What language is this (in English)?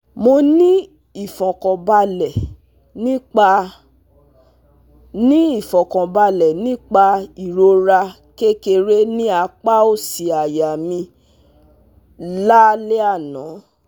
Yoruba